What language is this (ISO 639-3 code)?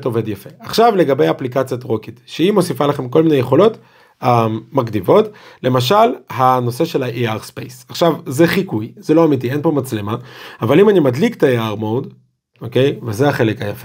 heb